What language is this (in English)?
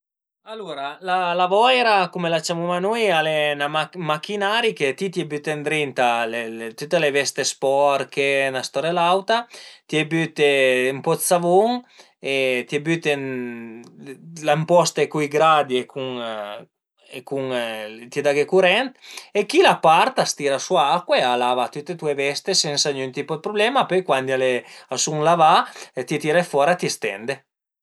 Piedmontese